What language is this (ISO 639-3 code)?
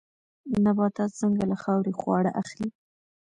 pus